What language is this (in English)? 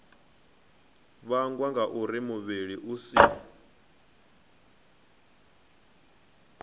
Venda